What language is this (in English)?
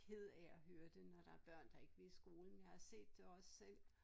Danish